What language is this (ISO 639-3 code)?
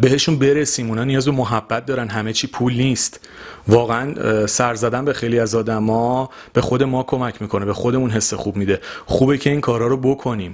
fas